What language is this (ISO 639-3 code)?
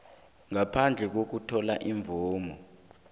nbl